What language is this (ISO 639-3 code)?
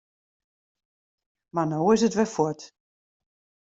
fry